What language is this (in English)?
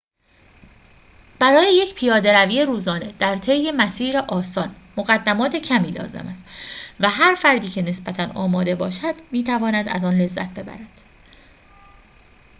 Persian